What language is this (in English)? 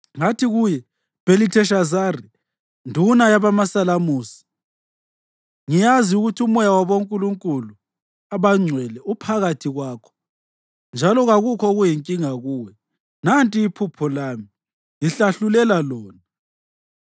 North Ndebele